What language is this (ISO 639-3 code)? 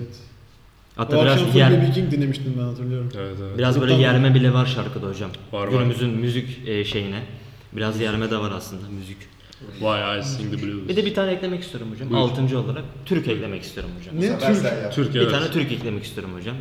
tur